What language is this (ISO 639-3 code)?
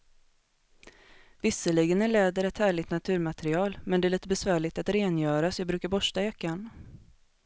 swe